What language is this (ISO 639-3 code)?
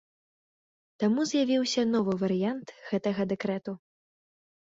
bel